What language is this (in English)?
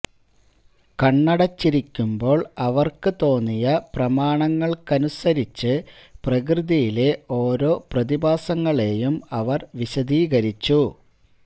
Malayalam